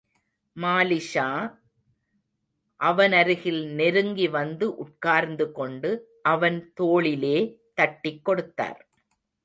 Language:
Tamil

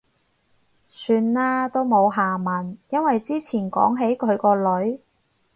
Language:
Cantonese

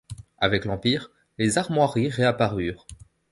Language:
French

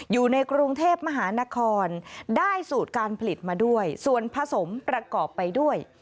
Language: Thai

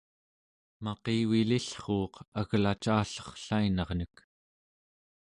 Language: Central Yupik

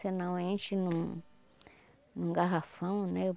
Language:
Portuguese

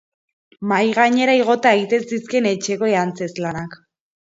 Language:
Basque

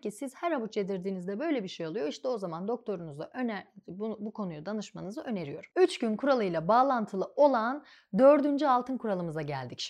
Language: Turkish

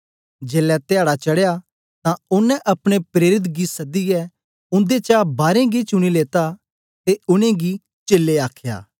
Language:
Dogri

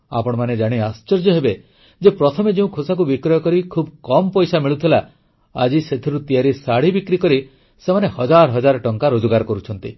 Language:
Odia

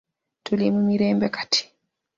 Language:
Ganda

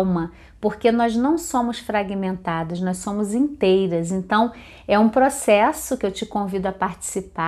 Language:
Portuguese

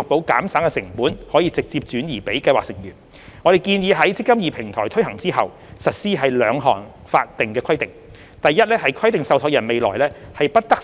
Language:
Cantonese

